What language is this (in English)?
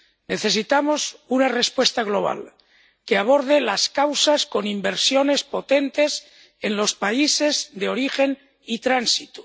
Spanish